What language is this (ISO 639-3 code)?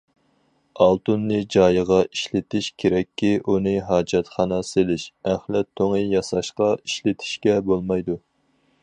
uig